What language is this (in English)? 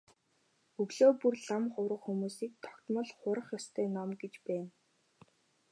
Mongolian